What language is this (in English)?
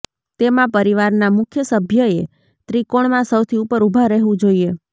Gujarati